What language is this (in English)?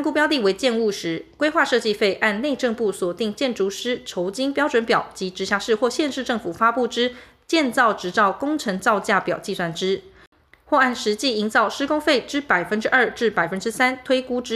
Chinese